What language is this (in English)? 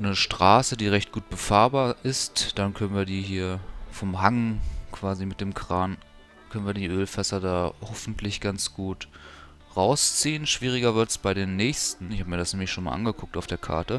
German